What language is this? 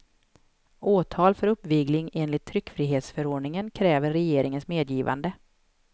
Swedish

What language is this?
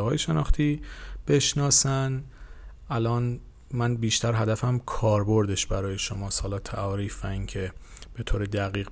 Persian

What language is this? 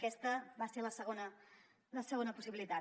Catalan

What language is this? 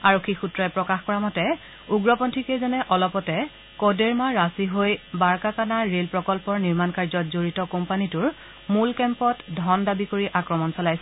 Assamese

